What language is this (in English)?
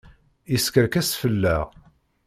Kabyle